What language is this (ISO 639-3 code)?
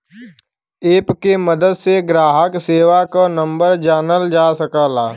bho